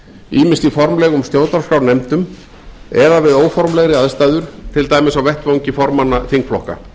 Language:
Icelandic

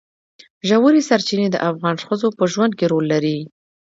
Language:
Pashto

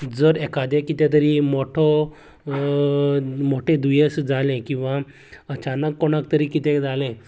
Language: Konkani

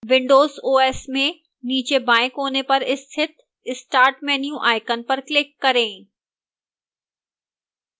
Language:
Hindi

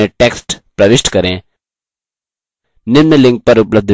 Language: Hindi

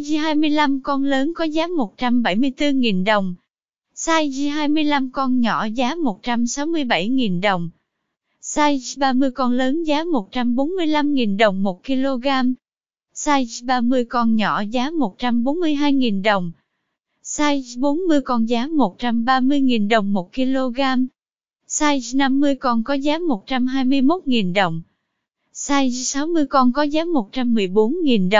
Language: Vietnamese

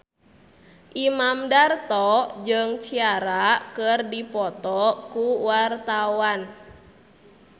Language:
Sundanese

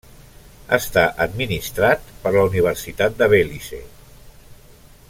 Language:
Catalan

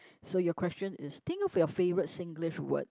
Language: English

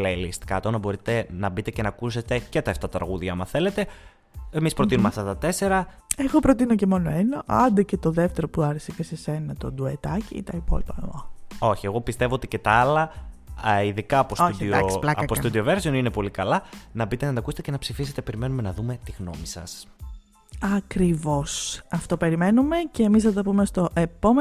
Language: Greek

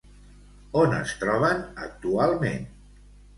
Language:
Catalan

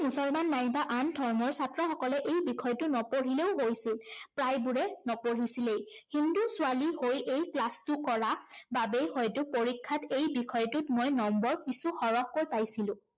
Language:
Assamese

